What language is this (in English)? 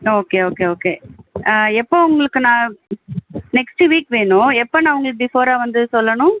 Tamil